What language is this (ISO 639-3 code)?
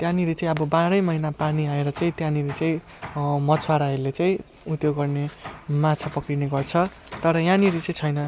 nep